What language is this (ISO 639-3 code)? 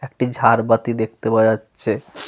ben